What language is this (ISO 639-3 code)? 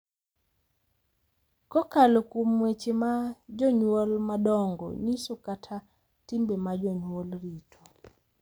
luo